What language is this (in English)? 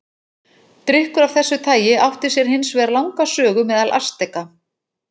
Icelandic